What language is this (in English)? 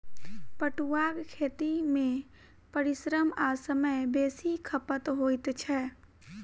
Maithili